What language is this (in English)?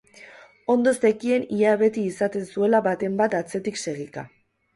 Basque